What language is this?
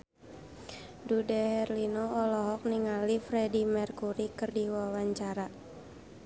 Sundanese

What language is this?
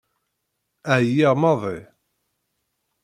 Kabyle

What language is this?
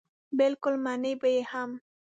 Pashto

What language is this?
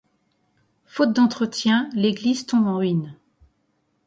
French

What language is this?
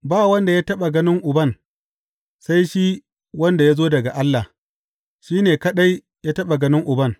Hausa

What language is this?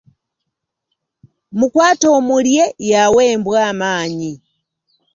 Ganda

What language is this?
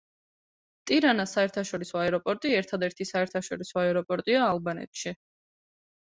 Georgian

